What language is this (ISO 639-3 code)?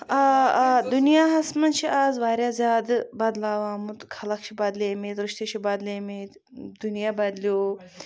kas